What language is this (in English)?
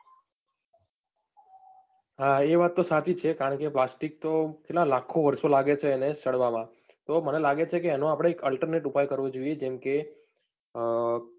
Gujarati